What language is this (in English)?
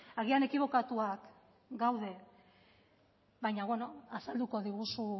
Basque